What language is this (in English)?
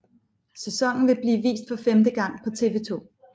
Danish